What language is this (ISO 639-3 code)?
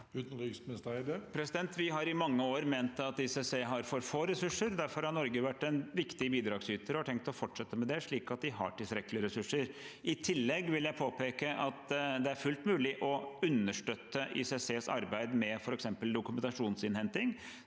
nor